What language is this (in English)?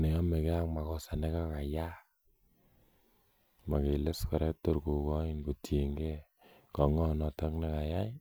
Kalenjin